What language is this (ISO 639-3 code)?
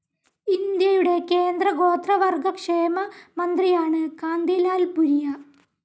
mal